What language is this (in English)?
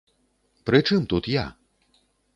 Belarusian